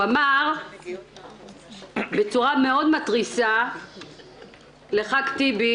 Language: Hebrew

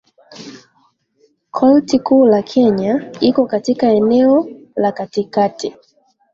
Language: Swahili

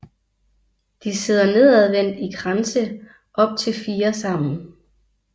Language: Danish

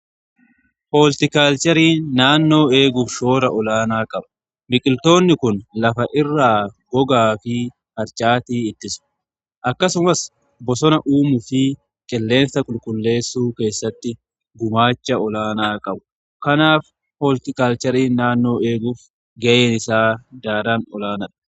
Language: Oromo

